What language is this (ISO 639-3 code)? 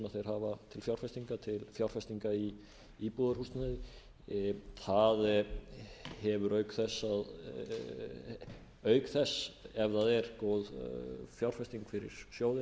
isl